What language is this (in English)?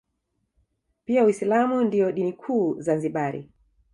Swahili